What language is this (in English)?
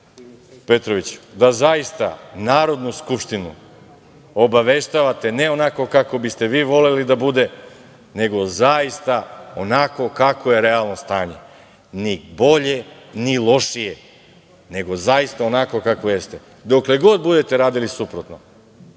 Serbian